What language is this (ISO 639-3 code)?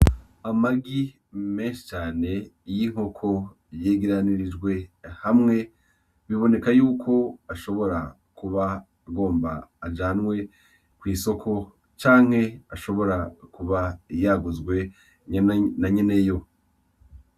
run